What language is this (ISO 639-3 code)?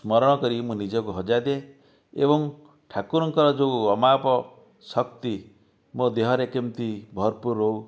ori